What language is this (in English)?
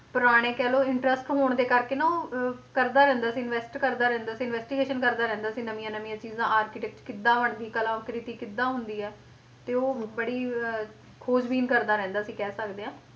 Punjabi